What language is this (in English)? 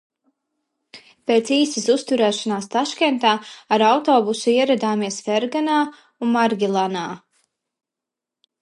Latvian